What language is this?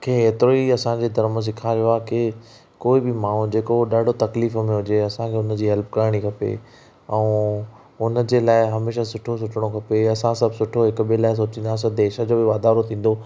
Sindhi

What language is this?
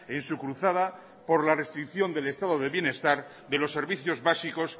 Spanish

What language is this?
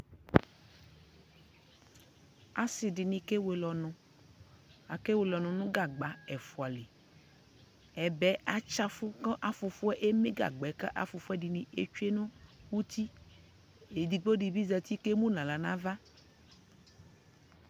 Ikposo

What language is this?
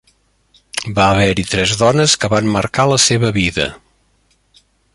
Catalan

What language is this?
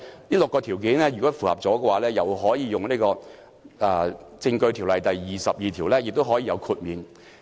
Cantonese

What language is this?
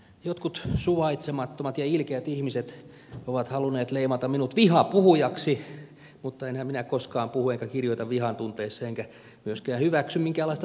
Finnish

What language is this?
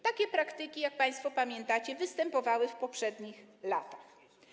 Polish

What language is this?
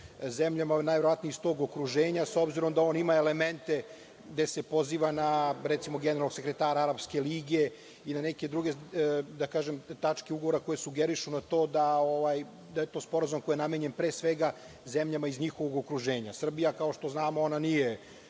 Serbian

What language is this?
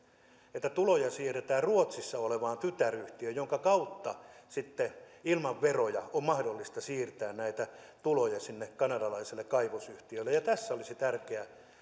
Finnish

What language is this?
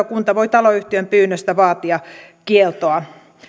Finnish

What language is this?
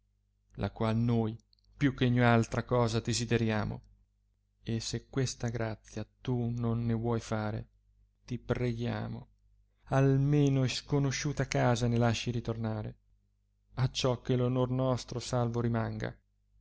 Italian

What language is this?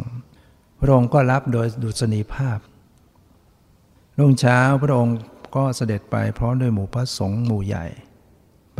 Thai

